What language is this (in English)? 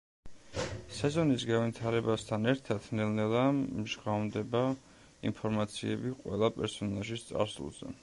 Georgian